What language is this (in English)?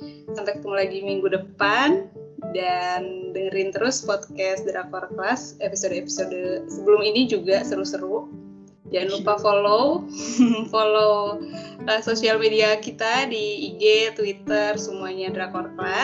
Indonesian